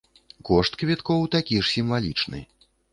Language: Belarusian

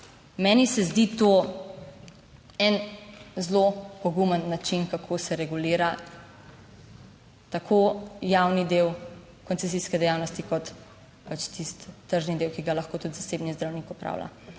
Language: Slovenian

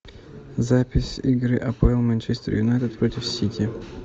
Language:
Russian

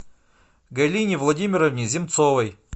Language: Russian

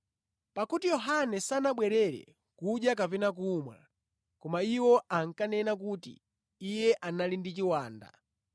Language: Nyanja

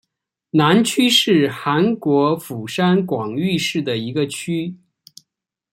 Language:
Chinese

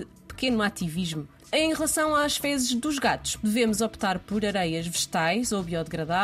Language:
Portuguese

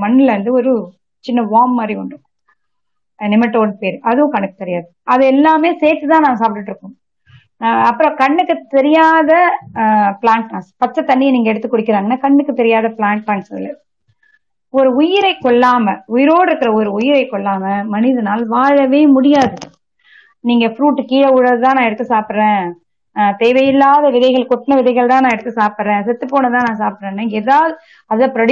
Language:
Tamil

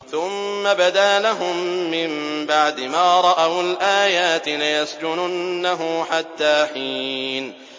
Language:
Arabic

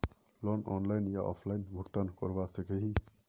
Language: Magahi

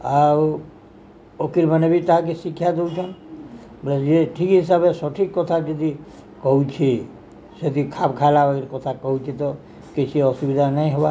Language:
Odia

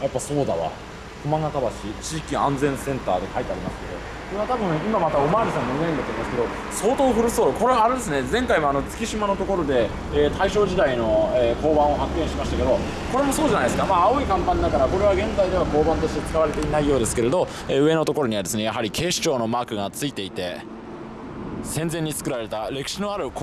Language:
Japanese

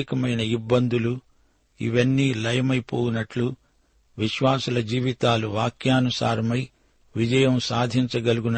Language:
Telugu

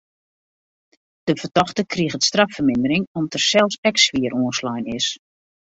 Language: Western Frisian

